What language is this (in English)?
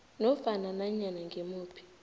South Ndebele